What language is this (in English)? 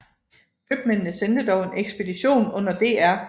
Danish